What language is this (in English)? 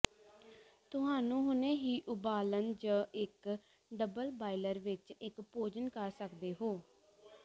Punjabi